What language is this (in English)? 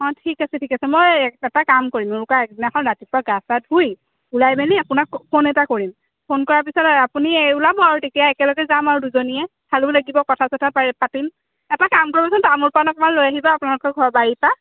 Assamese